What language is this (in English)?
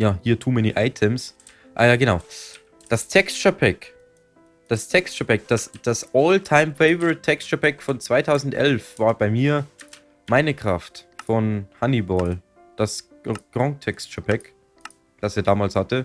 German